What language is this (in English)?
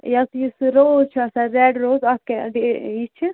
Kashmiri